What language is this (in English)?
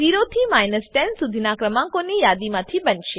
Gujarati